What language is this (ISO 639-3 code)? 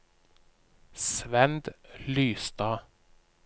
nor